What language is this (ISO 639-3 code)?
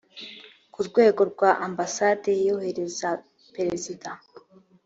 kin